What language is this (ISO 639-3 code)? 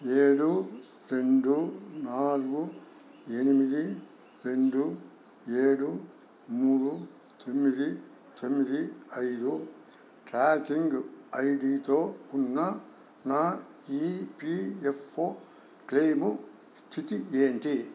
tel